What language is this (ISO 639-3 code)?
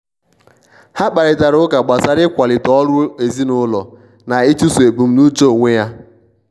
ibo